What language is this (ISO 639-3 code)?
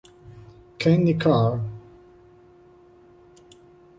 ita